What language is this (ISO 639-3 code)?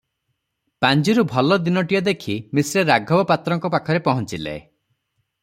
ori